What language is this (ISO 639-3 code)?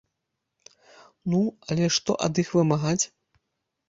bel